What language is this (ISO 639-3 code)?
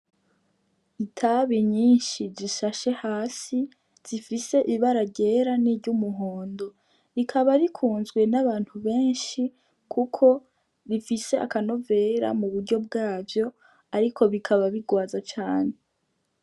run